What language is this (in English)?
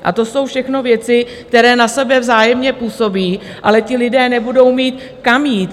Czech